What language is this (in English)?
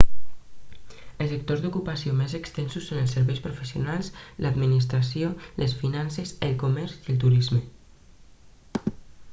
Catalan